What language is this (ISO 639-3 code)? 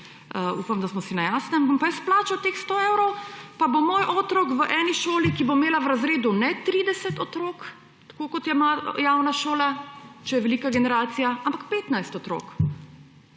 slv